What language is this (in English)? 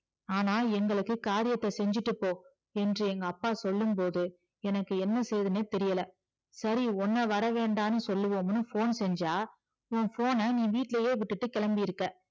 Tamil